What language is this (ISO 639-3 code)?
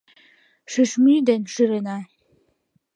chm